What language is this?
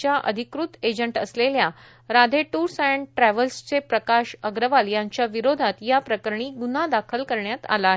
Marathi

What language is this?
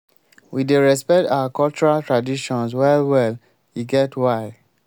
Nigerian Pidgin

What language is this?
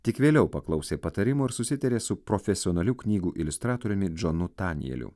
Lithuanian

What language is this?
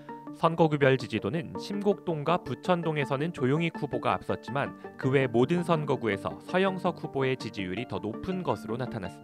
Korean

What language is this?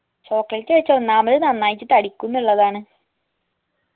Malayalam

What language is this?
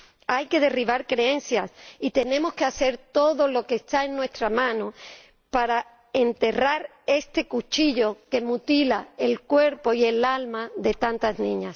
Spanish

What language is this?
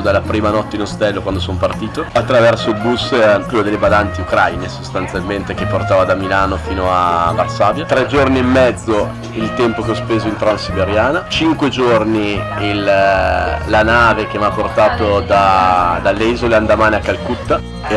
Italian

